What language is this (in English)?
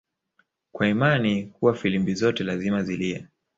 Swahili